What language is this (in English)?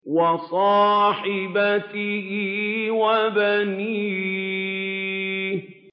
Arabic